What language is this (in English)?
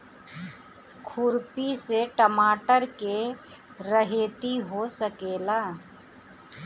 Bhojpuri